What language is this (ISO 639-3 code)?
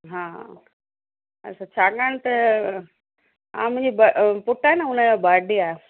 snd